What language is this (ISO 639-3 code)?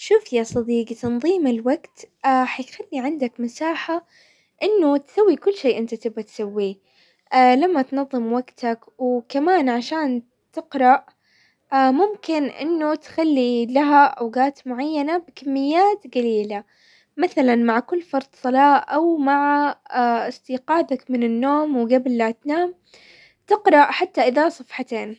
acw